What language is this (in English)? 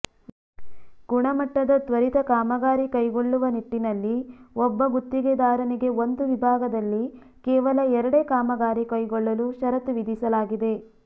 Kannada